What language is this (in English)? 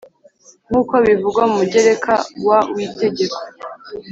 Kinyarwanda